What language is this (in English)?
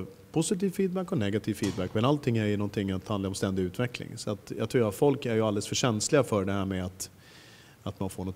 Swedish